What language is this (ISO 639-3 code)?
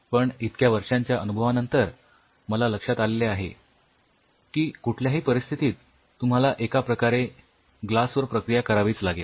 mar